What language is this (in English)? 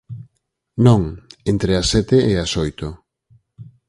Galician